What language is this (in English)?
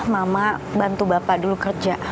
Indonesian